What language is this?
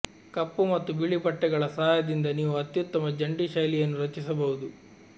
Kannada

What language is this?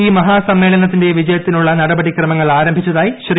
Malayalam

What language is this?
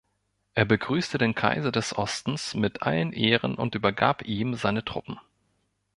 German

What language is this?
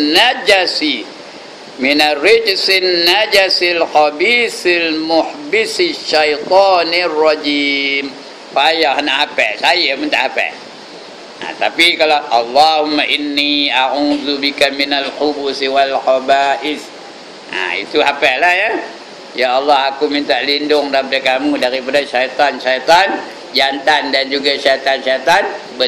Malay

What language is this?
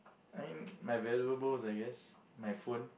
English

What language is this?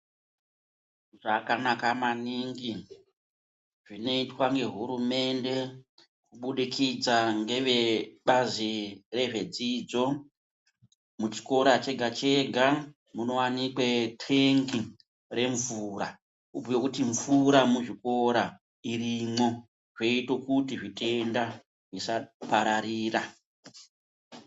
Ndau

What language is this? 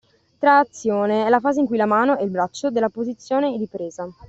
Italian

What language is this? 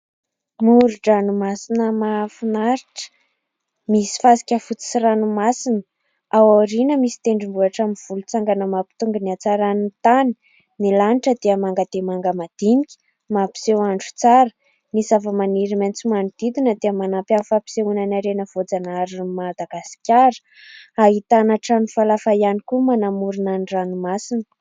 Malagasy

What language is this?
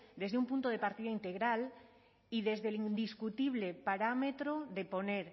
Spanish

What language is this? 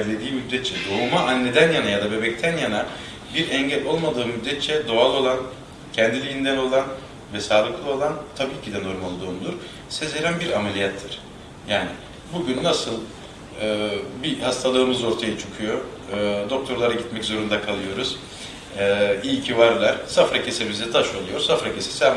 Turkish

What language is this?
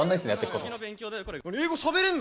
Japanese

